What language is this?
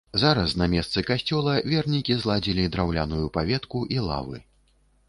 Belarusian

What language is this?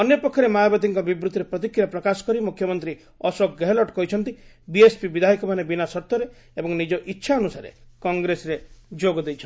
Odia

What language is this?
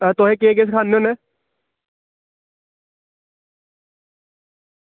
Dogri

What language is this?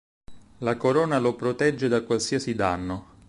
Italian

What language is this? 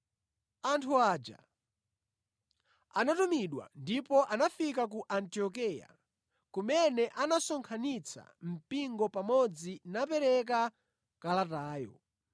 Nyanja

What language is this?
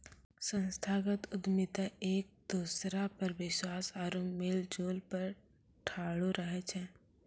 Maithili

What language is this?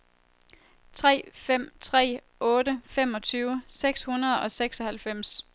Danish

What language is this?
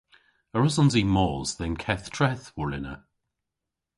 Cornish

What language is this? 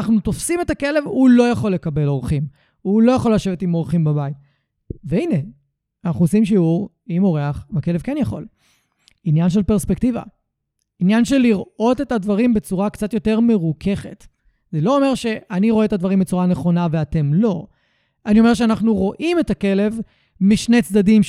Hebrew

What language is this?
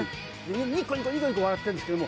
Japanese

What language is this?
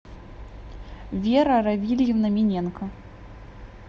Russian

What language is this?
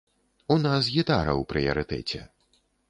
Belarusian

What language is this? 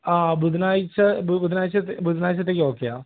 Malayalam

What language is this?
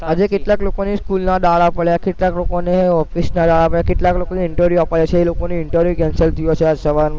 Gujarati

